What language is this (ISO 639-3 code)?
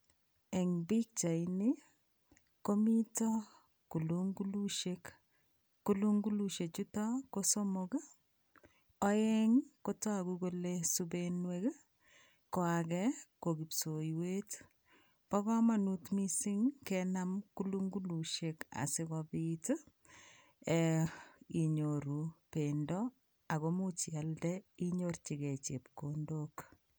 kln